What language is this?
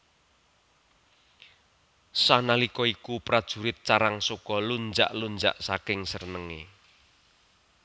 Javanese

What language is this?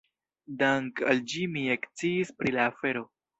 Esperanto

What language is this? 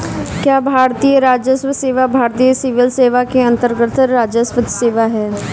Hindi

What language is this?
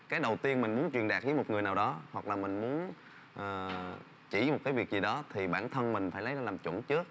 Vietnamese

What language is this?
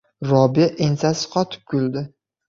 Uzbek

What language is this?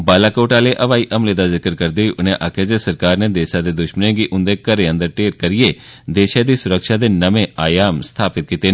Dogri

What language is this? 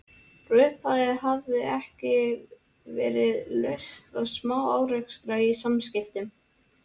Icelandic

